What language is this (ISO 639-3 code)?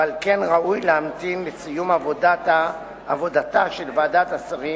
heb